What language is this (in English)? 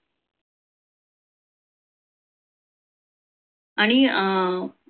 Marathi